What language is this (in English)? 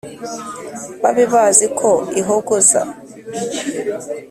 Kinyarwanda